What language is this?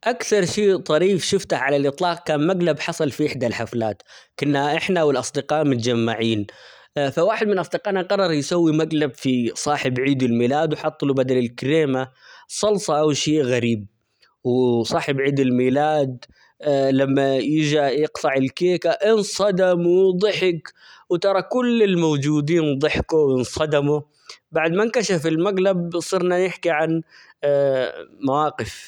Omani Arabic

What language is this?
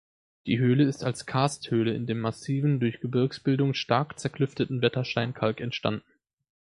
German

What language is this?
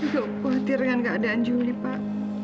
Indonesian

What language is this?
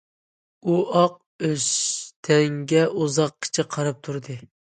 Uyghur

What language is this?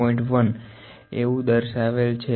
Gujarati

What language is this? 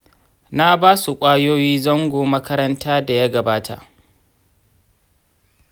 Hausa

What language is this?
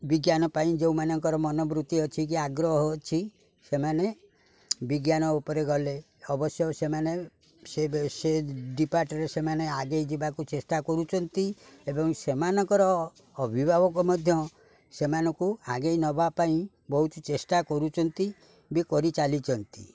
Odia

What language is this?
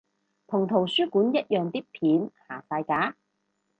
Cantonese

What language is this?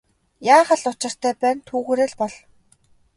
Mongolian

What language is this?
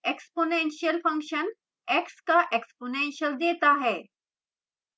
Hindi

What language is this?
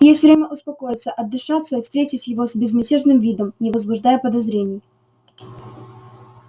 Russian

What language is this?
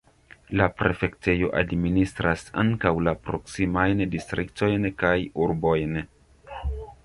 Esperanto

